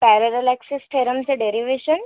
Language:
Marathi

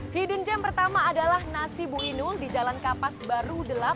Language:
Indonesian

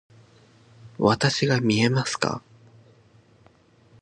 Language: Japanese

